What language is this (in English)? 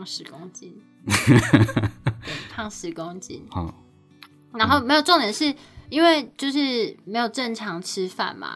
Chinese